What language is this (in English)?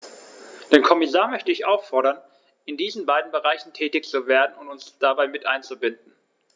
German